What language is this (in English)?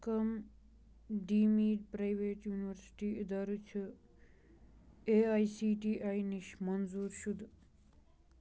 Kashmiri